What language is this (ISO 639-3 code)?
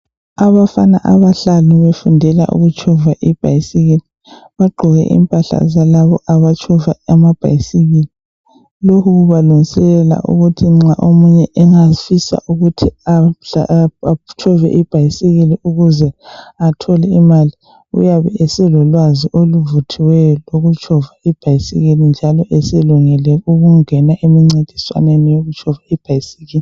nde